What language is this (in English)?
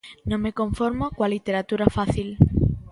Galician